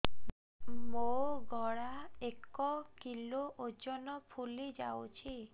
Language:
Odia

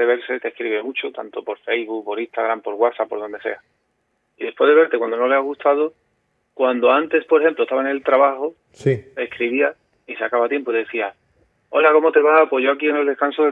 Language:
Spanish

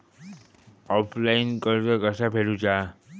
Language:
Marathi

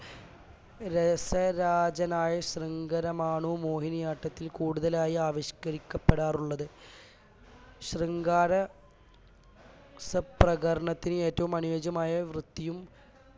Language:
Malayalam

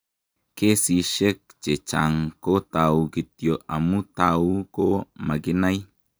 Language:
Kalenjin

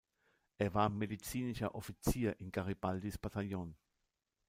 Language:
German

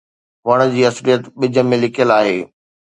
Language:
Sindhi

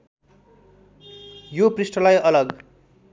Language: Nepali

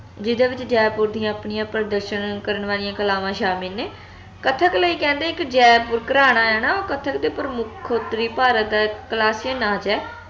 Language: Punjabi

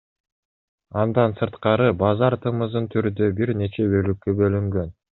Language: Kyrgyz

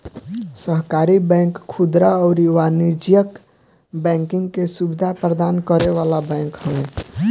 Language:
Bhojpuri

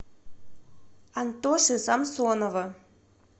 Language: Russian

